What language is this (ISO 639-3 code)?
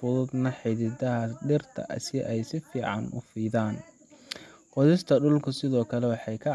som